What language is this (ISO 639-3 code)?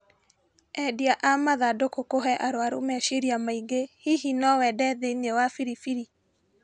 kik